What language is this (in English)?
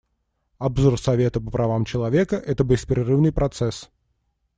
Russian